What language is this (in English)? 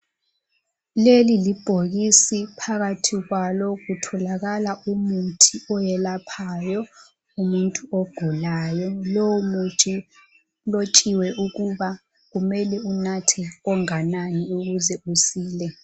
North Ndebele